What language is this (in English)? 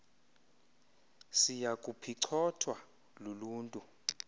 Xhosa